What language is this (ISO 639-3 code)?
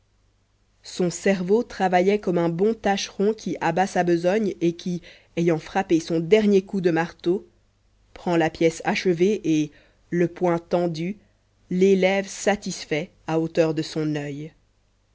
fra